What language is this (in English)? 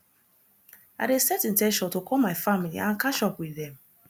Nigerian Pidgin